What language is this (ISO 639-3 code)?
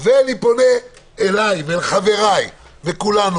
heb